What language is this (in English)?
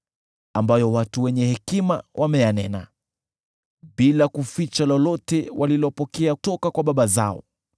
Swahili